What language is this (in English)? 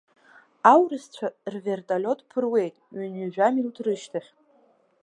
Abkhazian